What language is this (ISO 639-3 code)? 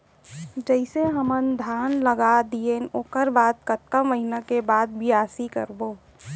hne